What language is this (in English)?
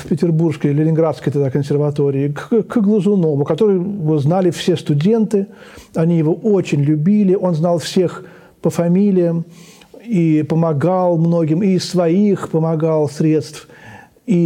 Russian